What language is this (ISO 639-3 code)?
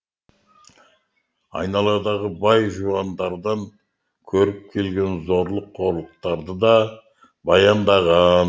kaz